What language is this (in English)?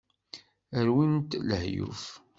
Kabyle